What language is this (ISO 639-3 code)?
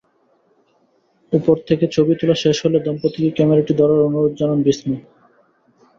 ben